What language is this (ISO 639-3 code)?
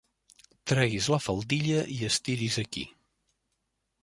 cat